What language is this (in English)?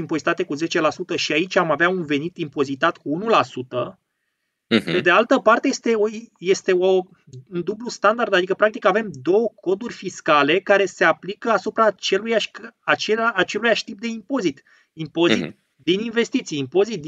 Romanian